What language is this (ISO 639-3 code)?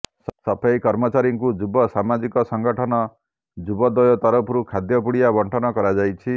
ori